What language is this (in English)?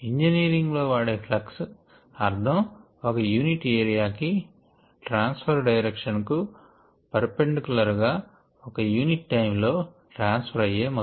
Telugu